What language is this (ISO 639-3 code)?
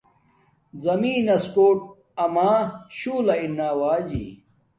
dmk